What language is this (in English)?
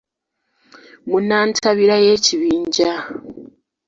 Ganda